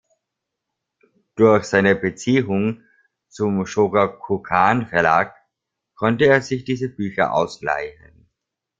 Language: German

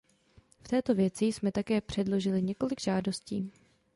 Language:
Czech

